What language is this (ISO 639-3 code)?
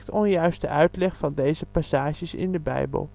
nld